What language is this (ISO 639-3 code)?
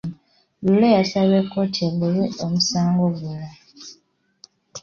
lug